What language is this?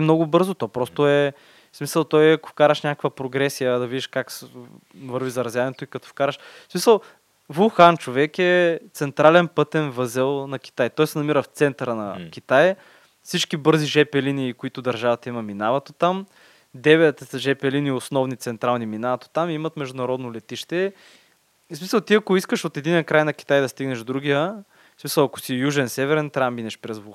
Bulgarian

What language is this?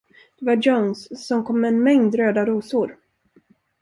Swedish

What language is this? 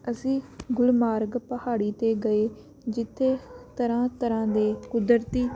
Punjabi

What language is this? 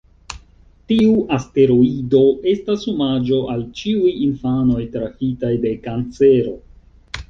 Esperanto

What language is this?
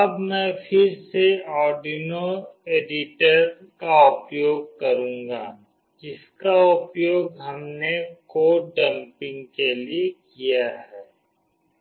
Hindi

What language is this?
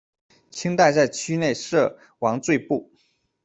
Chinese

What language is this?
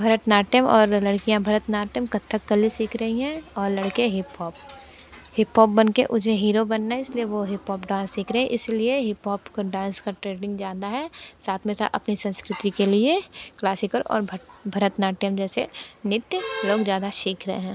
Hindi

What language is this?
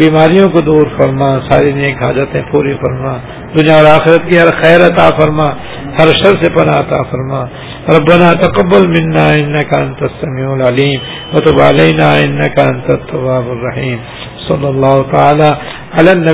Urdu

